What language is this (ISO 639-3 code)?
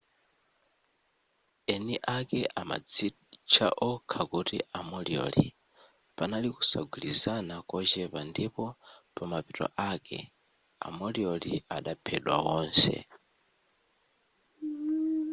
nya